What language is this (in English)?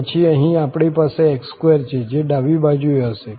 Gujarati